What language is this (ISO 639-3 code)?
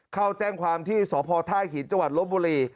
tha